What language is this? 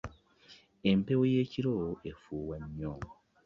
Ganda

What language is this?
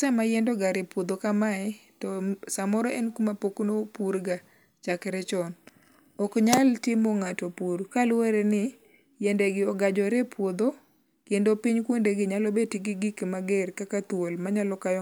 Luo (Kenya and Tanzania)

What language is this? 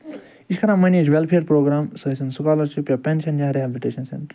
Kashmiri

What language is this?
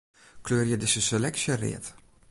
Western Frisian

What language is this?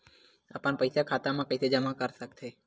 Chhattisgarhi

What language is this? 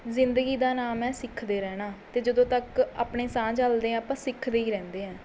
Punjabi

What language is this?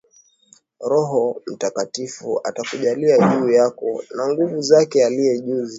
Swahili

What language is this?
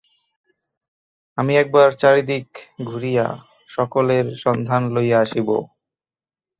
Bangla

